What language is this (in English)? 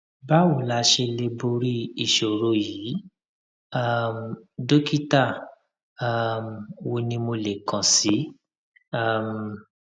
Yoruba